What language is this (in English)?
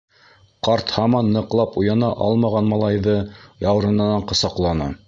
Bashkir